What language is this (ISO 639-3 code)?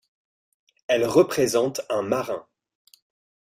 fra